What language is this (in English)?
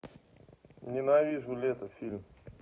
Russian